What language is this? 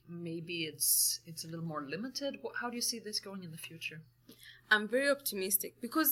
English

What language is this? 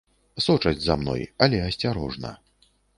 Belarusian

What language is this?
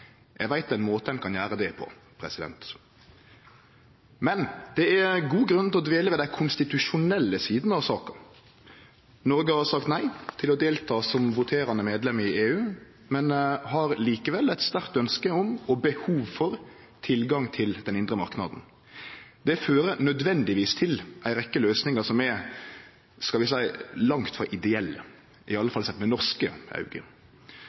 Norwegian Nynorsk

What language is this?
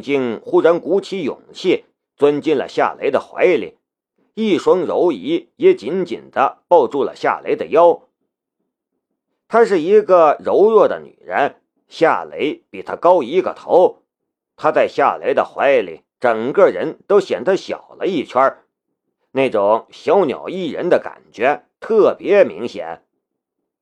Chinese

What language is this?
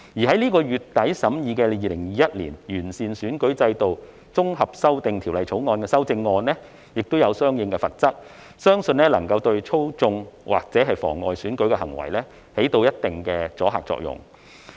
Cantonese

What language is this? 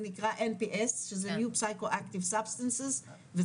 Hebrew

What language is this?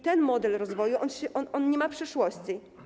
Polish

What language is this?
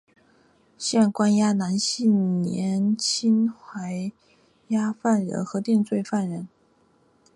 Chinese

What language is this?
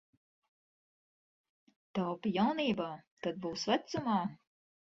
Latvian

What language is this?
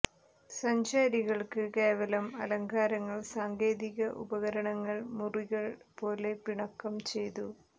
Malayalam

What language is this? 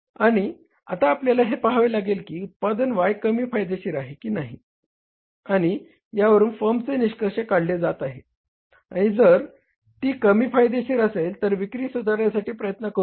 Marathi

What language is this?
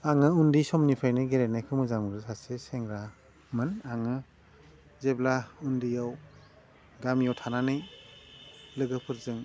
Bodo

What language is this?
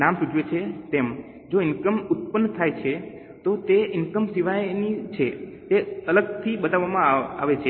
Gujarati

